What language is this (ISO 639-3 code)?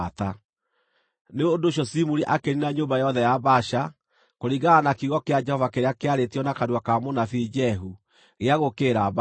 kik